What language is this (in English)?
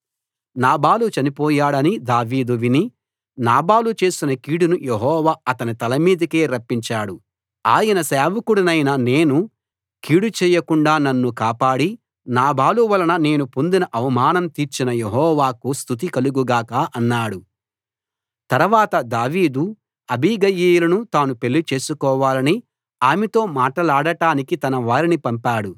Telugu